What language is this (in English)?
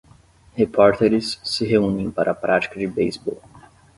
Portuguese